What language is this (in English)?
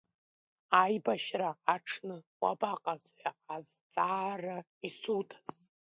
Abkhazian